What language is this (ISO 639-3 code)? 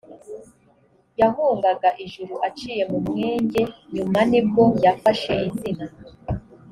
kin